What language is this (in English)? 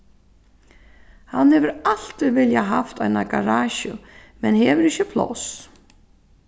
Faroese